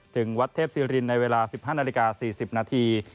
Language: Thai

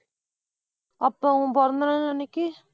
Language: Tamil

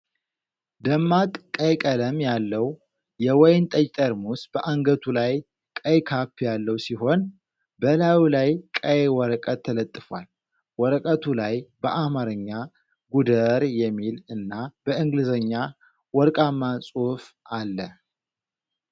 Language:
Amharic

